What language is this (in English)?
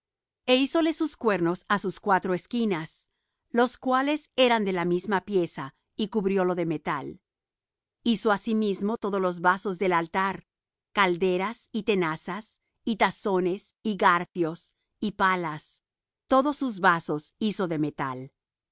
Spanish